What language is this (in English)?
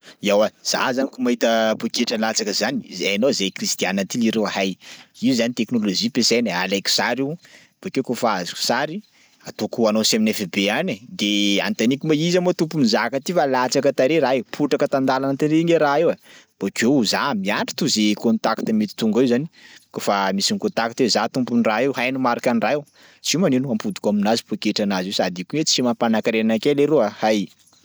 Sakalava Malagasy